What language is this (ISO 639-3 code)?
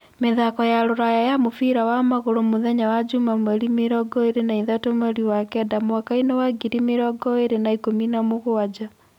kik